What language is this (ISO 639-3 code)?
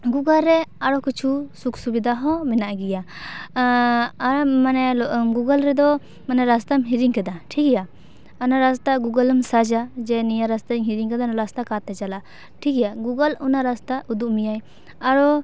sat